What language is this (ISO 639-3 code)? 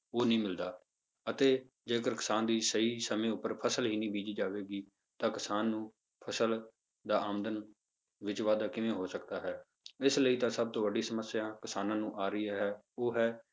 pan